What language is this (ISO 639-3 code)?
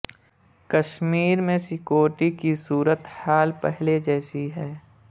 urd